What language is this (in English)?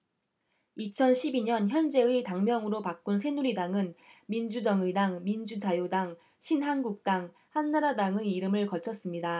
Korean